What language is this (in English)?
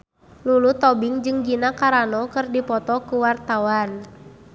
Sundanese